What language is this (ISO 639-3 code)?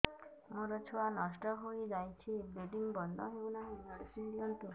ori